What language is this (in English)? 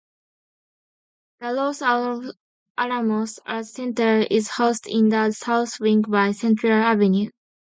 English